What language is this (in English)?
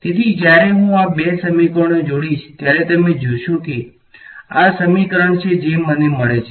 Gujarati